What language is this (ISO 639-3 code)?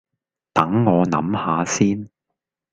yue